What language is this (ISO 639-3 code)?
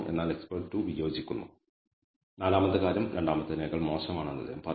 mal